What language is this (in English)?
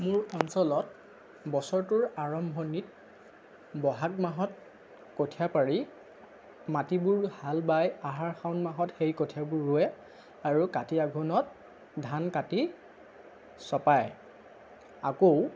Assamese